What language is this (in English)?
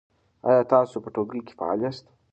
Pashto